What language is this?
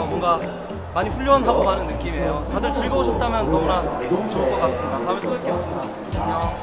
Korean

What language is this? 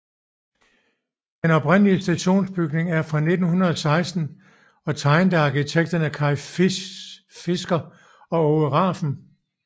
Danish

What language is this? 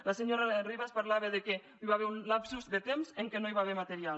Catalan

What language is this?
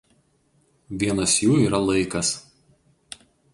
Lithuanian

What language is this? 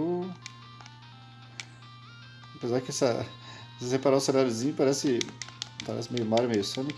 Portuguese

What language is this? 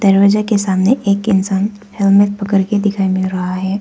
Hindi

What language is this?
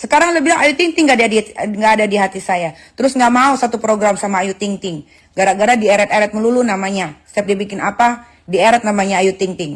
Indonesian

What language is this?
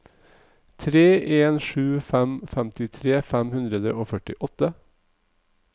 Norwegian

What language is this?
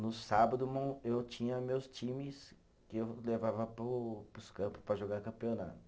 Portuguese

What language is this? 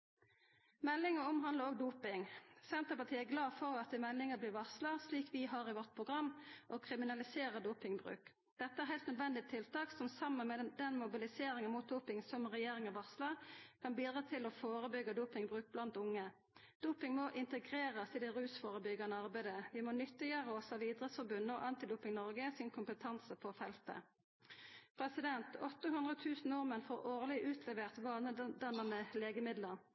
Norwegian Nynorsk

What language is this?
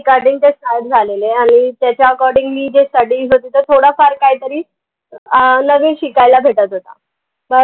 Marathi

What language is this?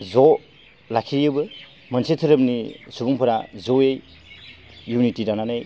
Bodo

